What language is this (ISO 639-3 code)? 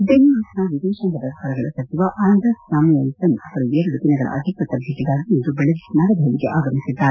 kan